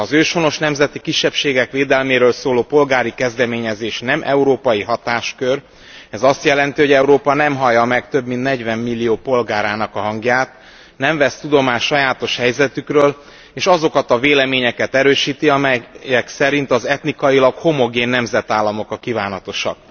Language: Hungarian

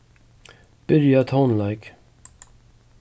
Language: Faroese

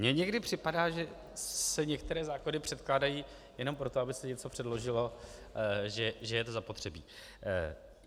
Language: Czech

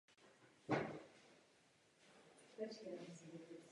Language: Czech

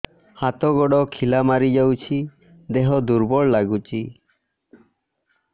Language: Odia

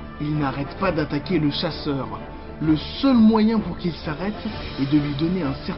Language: French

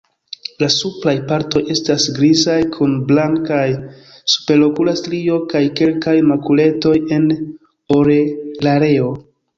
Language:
Esperanto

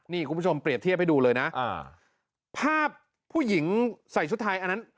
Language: Thai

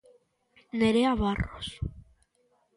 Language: Galician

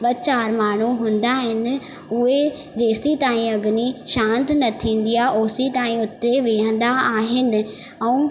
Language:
Sindhi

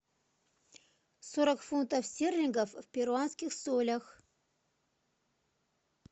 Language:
Russian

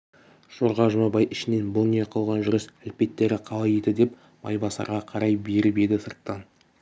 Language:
Kazakh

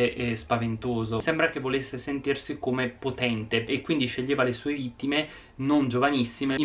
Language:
Italian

